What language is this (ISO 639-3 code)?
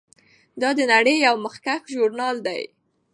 pus